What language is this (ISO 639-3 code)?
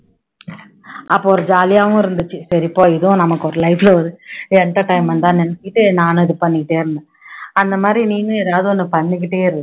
tam